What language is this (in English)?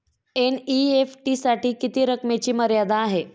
Marathi